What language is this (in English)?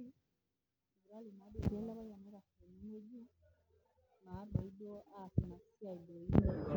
Masai